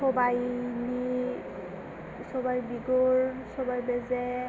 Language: Bodo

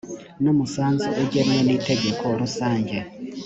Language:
Kinyarwanda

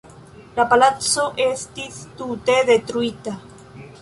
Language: Esperanto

